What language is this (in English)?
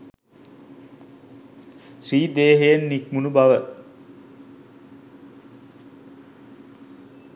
Sinhala